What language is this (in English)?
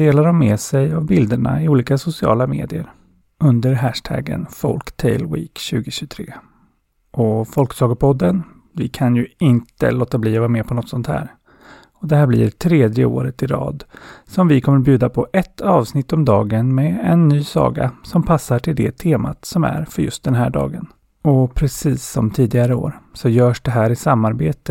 Swedish